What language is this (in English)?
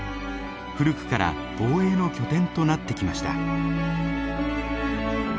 Japanese